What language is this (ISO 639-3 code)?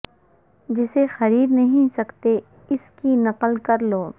urd